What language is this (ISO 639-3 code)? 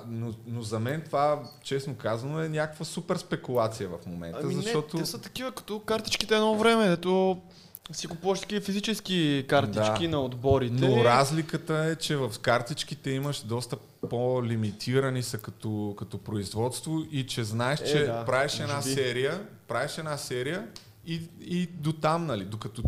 bul